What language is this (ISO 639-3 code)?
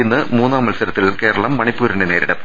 mal